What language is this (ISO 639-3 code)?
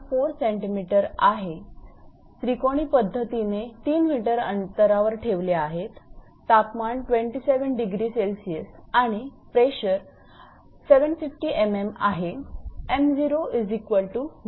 mar